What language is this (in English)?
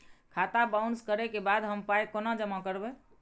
Maithili